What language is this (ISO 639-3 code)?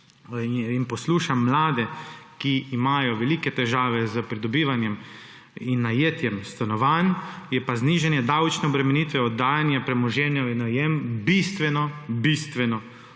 slv